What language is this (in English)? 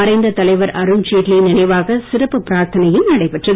Tamil